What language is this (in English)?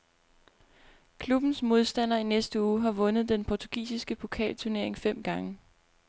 Danish